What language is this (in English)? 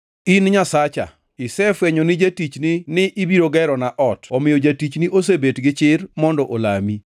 Luo (Kenya and Tanzania)